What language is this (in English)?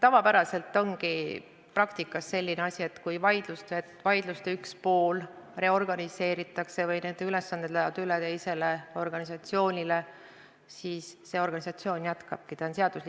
Estonian